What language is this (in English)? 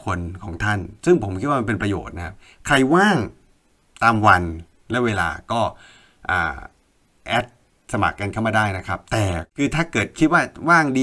Thai